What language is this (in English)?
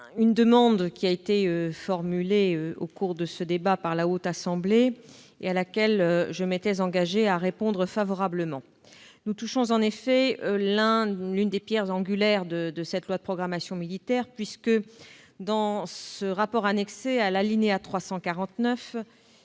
French